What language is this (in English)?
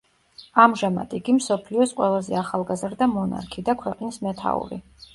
Georgian